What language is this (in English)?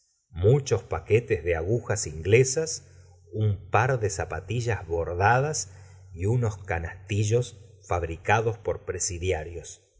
Spanish